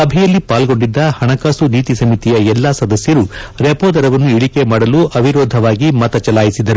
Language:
Kannada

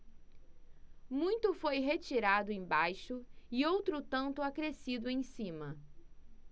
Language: Portuguese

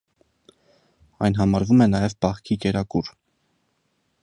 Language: Armenian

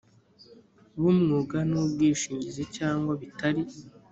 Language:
Kinyarwanda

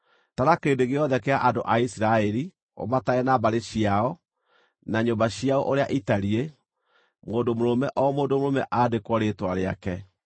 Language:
Kikuyu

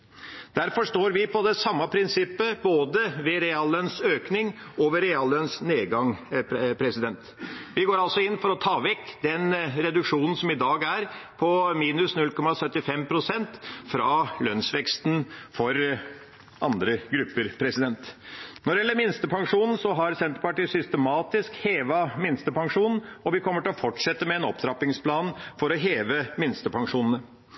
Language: Norwegian Bokmål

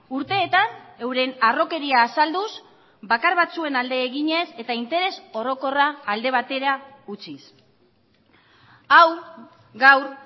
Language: Basque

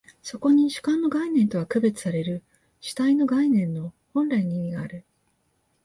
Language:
Japanese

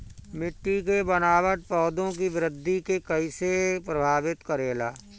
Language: Bhojpuri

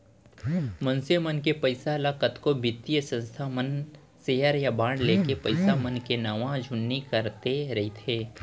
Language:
Chhattisgarhi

